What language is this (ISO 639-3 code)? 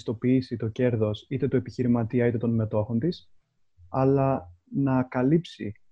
ell